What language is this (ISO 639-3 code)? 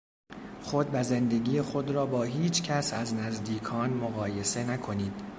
fas